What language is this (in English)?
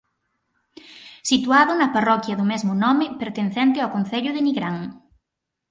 Galician